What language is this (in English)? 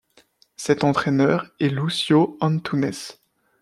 French